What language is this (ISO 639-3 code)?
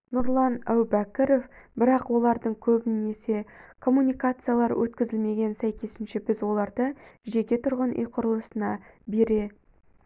kaz